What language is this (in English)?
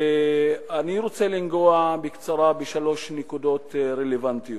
Hebrew